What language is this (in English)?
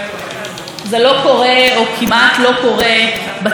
Hebrew